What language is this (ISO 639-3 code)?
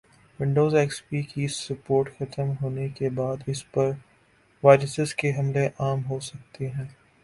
urd